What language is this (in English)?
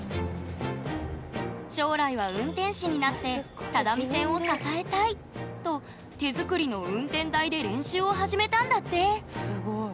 Japanese